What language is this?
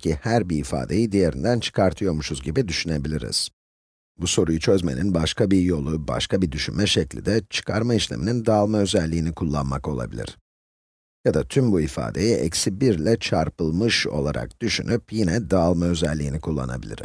Turkish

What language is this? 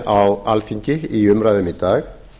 Icelandic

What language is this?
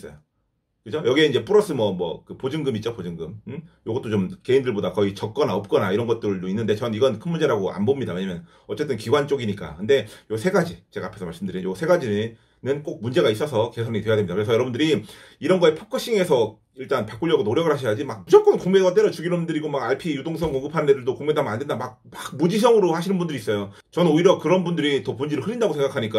Korean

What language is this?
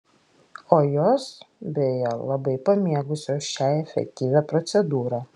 Lithuanian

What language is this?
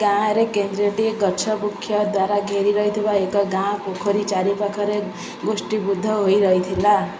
Odia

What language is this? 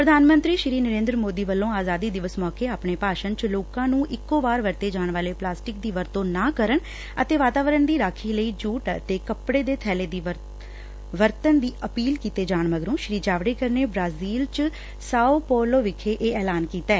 Punjabi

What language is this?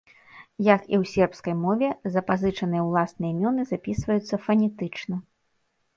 Belarusian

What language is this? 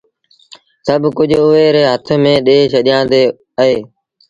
Sindhi Bhil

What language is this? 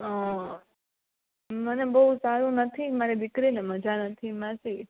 Gujarati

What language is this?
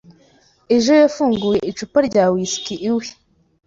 Kinyarwanda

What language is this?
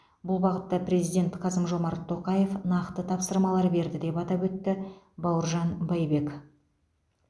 Kazakh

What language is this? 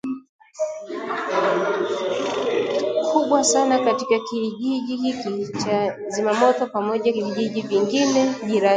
Swahili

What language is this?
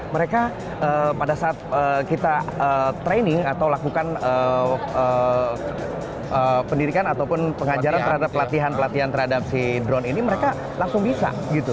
Indonesian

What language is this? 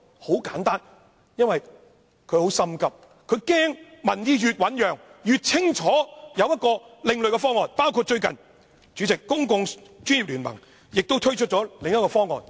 Cantonese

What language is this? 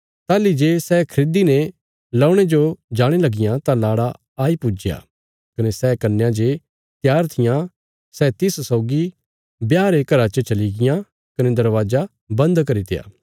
Bilaspuri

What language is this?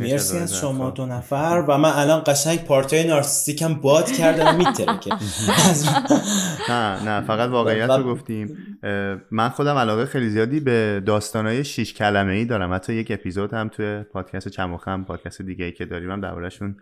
Persian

